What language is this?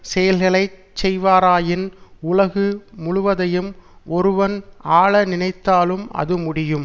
Tamil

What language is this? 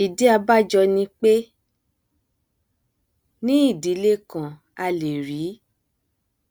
Yoruba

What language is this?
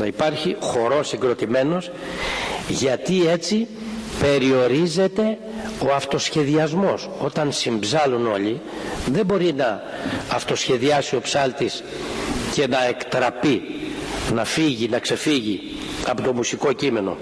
Greek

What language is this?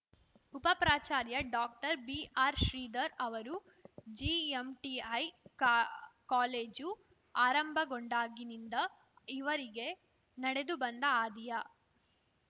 Kannada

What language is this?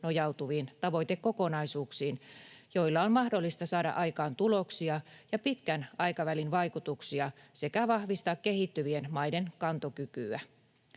Finnish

